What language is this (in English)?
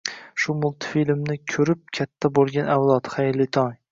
Uzbek